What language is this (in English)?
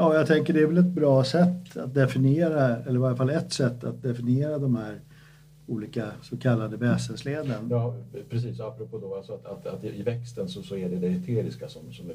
Swedish